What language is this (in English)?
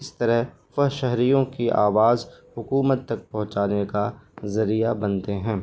Urdu